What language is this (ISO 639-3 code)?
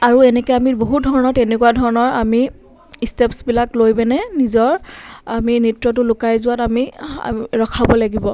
asm